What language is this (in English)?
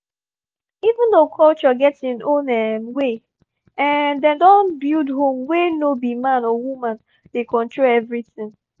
Nigerian Pidgin